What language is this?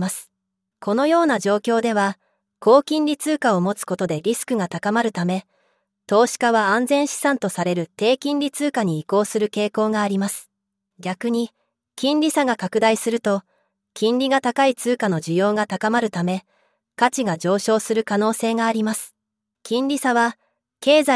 Japanese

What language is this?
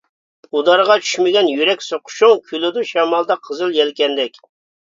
Uyghur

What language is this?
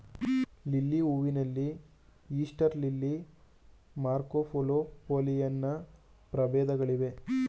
Kannada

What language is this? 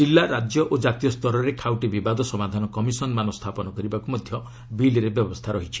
Odia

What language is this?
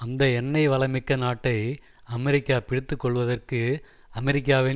Tamil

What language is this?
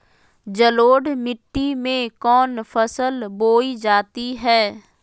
Magahi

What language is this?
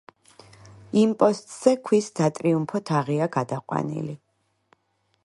Georgian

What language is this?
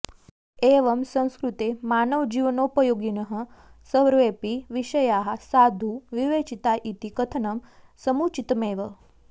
Sanskrit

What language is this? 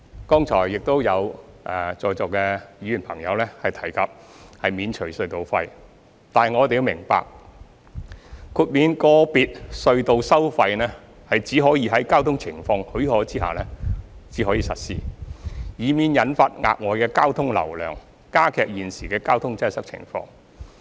Cantonese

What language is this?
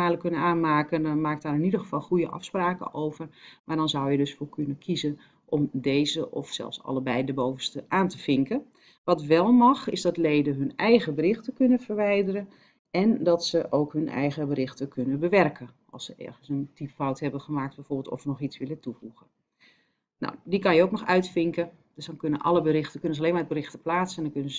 Dutch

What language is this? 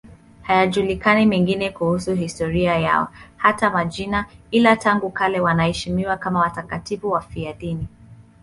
Swahili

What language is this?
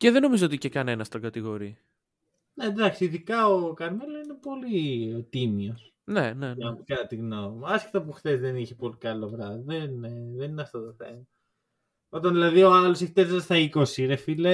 Greek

